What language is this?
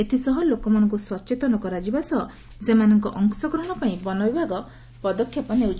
Odia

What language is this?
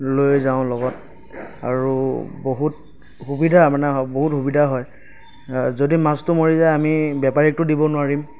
Assamese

